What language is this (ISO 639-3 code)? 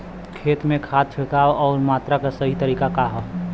bho